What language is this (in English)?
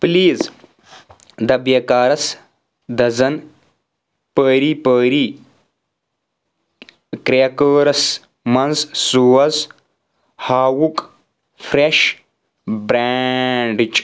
Kashmiri